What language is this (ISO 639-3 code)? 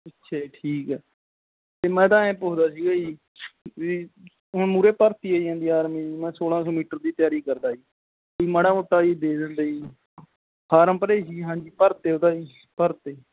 pan